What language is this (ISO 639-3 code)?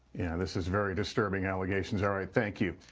eng